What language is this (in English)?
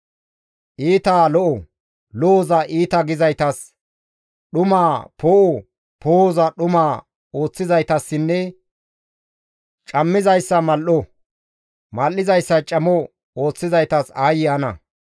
Gamo